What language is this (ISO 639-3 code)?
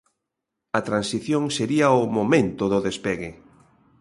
glg